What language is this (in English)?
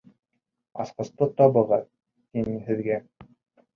Bashkir